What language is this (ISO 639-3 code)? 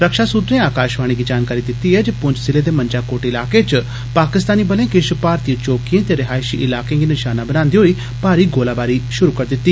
doi